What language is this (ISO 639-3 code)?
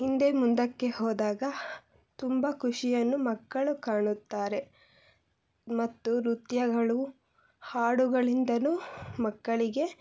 kan